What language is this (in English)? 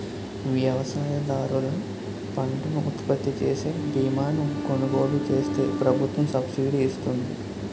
Telugu